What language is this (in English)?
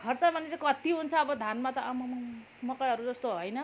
Nepali